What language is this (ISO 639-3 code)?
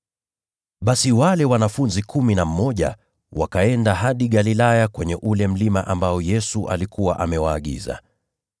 swa